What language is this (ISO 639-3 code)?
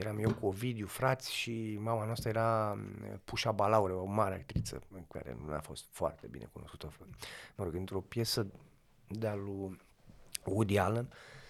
ron